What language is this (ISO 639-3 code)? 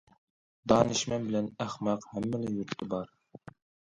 uig